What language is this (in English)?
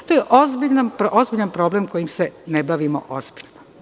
Serbian